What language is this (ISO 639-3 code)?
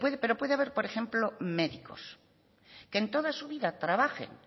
spa